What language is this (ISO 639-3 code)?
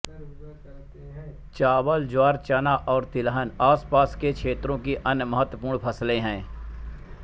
hin